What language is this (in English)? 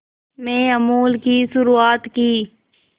Hindi